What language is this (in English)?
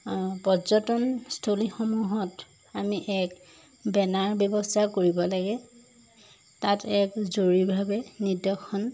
Assamese